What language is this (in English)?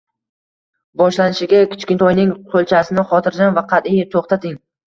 Uzbek